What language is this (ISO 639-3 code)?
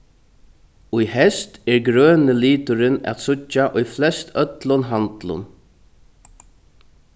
fao